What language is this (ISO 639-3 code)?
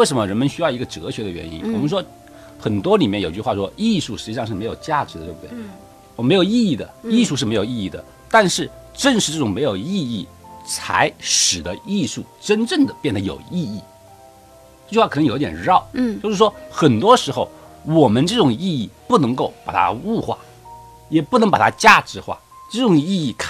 zho